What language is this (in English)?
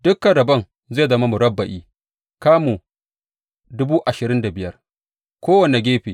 Hausa